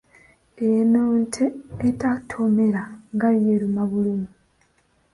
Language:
Ganda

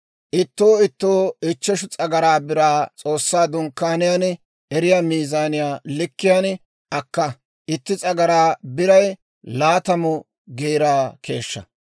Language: Dawro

